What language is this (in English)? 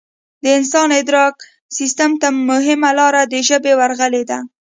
Pashto